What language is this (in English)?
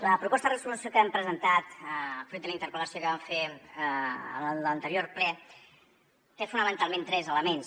Catalan